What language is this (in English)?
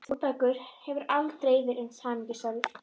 Icelandic